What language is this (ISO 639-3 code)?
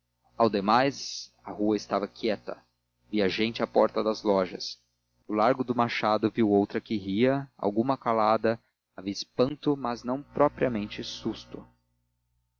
por